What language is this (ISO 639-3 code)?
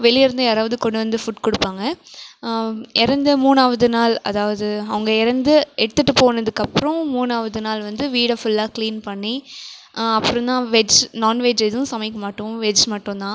tam